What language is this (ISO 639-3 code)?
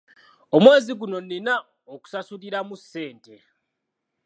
lug